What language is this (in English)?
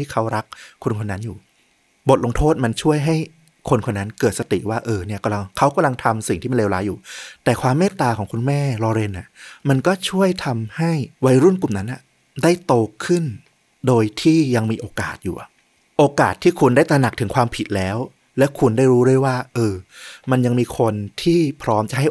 Thai